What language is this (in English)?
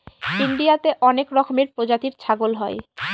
Bangla